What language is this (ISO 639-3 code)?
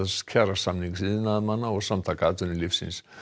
isl